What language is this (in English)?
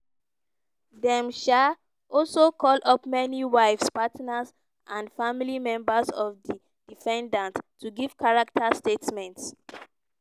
Nigerian Pidgin